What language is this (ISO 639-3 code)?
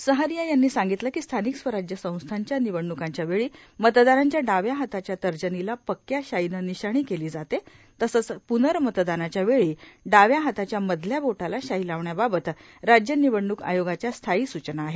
mar